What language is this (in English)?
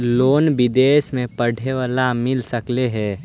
Magahi